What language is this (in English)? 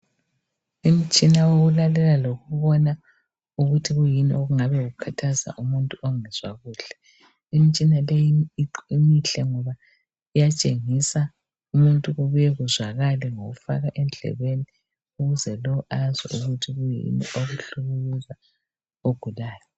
North Ndebele